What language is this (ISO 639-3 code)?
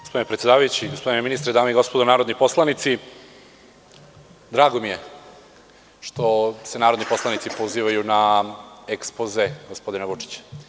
srp